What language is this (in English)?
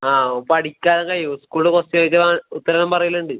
Malayalam